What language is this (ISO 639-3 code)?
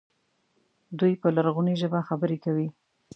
pus